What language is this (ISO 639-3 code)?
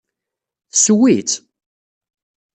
kab